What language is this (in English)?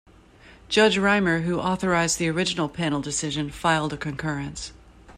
English